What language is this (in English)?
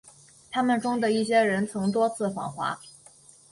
Chinese